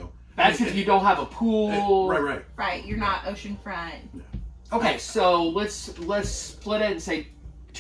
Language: English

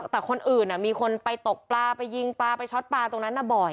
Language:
Thai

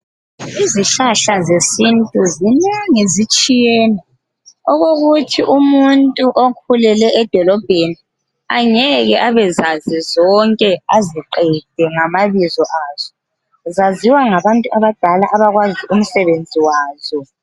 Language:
North Ndebele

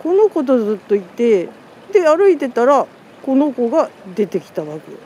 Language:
Japanese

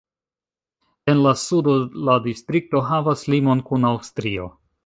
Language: Esperanto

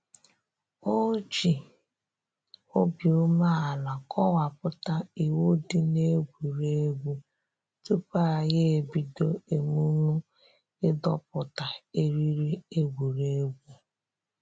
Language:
Igbo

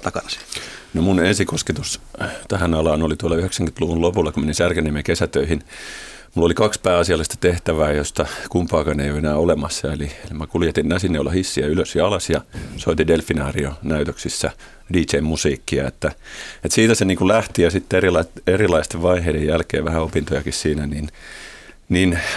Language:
Finnish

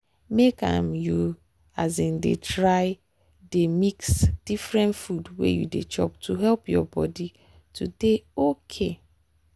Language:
Nigerian Pidgin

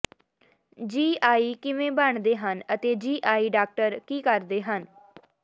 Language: Punjabi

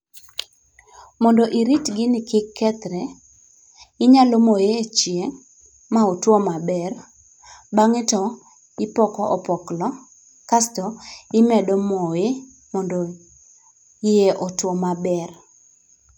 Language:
Luo (Kenya and Tanzania)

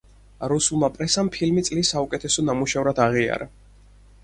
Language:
Georgian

